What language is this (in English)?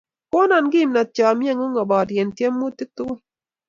Kalenjin